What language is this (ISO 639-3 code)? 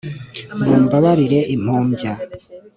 kin